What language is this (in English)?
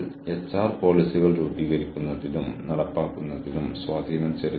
Malayalam